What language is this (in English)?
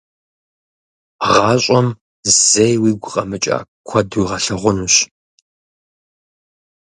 Kabardian